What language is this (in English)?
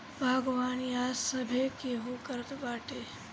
Bhojpuri